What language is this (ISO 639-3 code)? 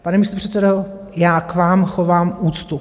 ces